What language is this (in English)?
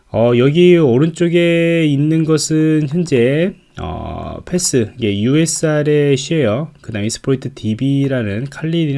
Korean